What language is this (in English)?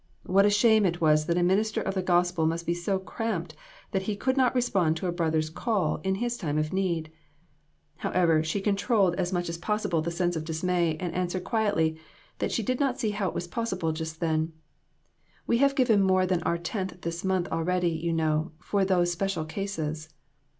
English